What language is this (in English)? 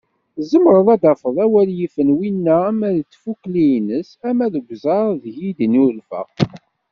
Kabyle